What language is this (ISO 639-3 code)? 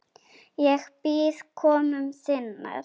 isl